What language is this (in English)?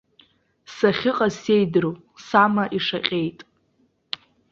Abkhazian